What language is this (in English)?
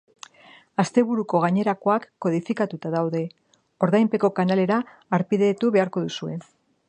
Basque